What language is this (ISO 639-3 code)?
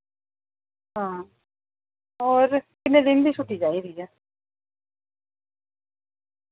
doi